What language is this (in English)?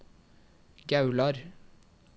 Norwegian